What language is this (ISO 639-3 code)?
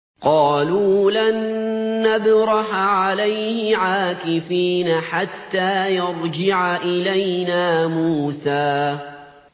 ara